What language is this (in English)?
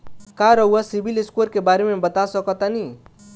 Bhojpuri